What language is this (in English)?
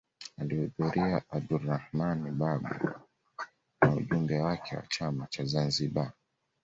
Swahili